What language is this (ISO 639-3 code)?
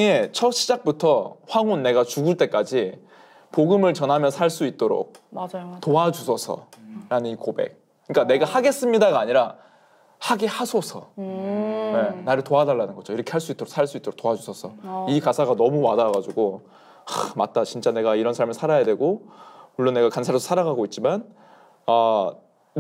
kor